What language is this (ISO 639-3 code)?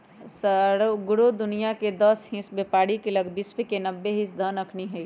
mag